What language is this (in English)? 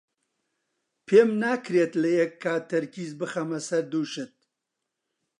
Central Kurdish